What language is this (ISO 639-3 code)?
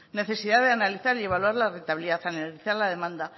spa